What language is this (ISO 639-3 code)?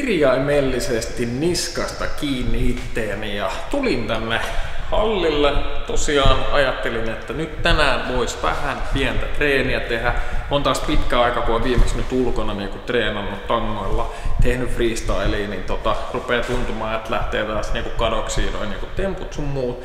fin